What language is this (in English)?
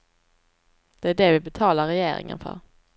Swedish